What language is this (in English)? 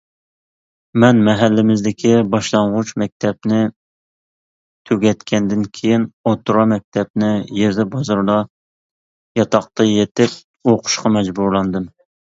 Uyghur